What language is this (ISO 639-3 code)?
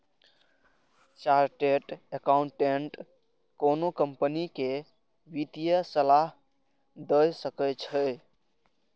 mai